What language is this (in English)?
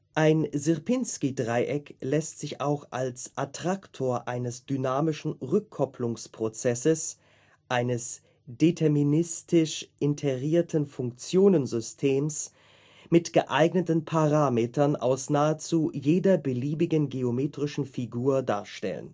German